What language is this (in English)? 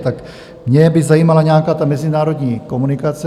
Czech